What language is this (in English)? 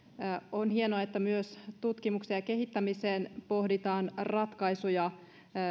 Finnish